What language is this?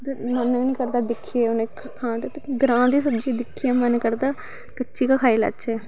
Dogri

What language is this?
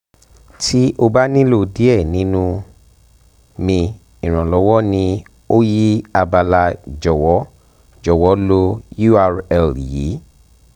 Yoruba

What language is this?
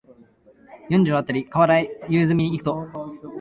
Japanese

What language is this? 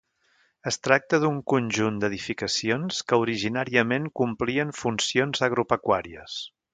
Catalan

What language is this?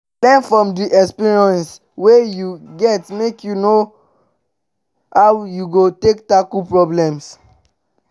Nigerian Pidgin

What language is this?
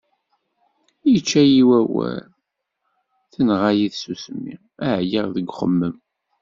Kabyle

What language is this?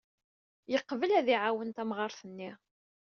Kabyle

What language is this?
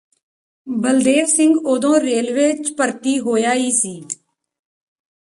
Punjabi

